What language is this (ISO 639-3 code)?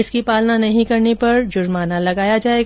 hin